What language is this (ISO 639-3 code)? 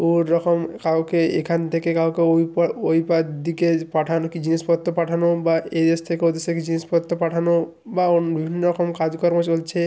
ben